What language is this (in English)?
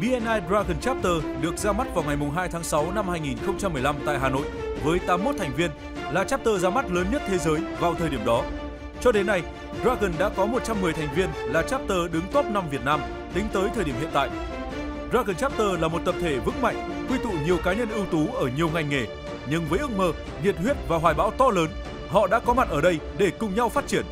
Vietnamese